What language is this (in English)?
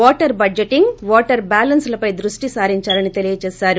Telugu